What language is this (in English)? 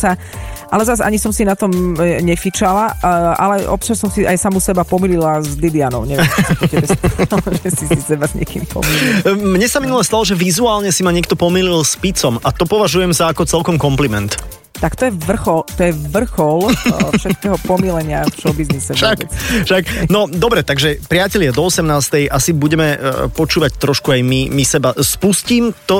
Slovak